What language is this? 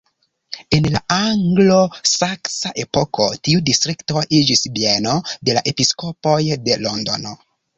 Esperanto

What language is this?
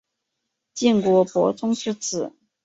Chinese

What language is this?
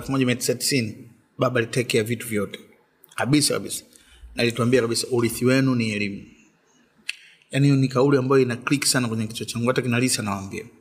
Swahili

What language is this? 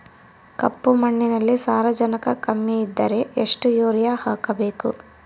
Kannada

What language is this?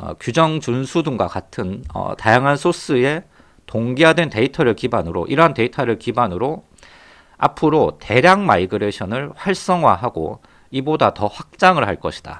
Korean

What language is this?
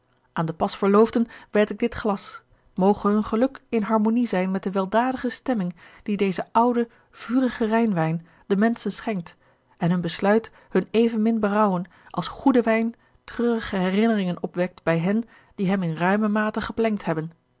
Dutch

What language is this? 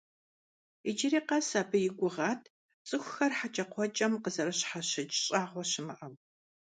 Kabardian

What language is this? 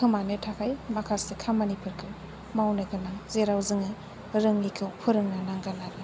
Bodo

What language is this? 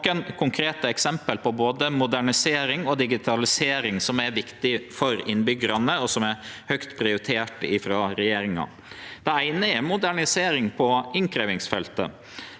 Norwegian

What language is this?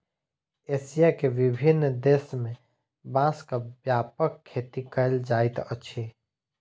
Maithili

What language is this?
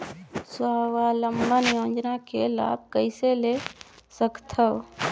Chhattisgarhi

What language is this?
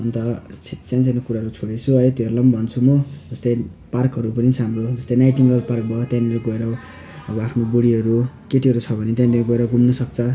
Nepali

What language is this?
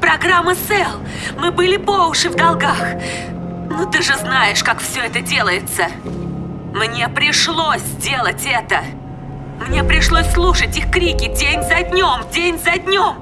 Russian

